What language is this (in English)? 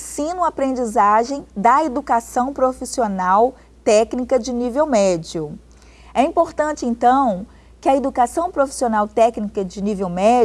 Portuguese